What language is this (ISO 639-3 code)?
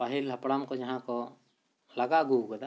sat